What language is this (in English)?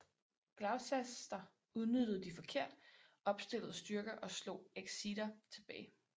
Danish